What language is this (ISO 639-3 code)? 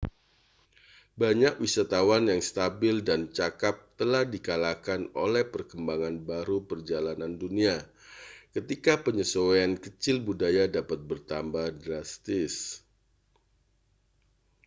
ind